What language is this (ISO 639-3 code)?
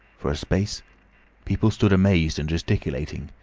eng